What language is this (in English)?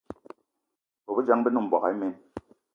Eton (Cameroon)